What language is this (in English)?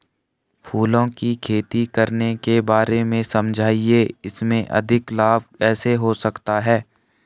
Hindi